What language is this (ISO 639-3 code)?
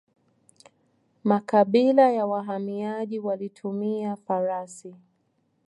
swa